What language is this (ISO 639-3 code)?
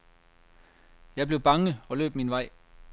dan